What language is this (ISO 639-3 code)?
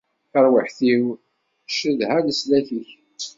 kab